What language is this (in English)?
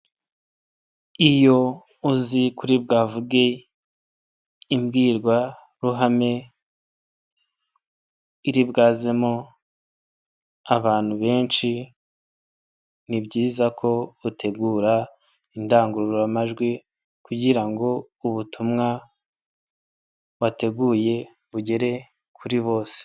Kinyarwanda